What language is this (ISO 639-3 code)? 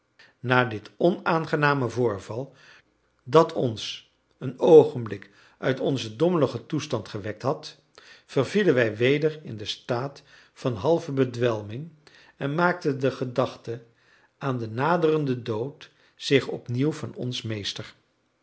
nld